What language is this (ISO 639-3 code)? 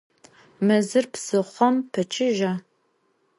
ady